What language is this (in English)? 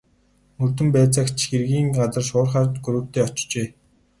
Mongolian